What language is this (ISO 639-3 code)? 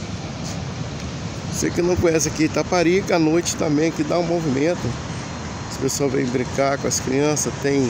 por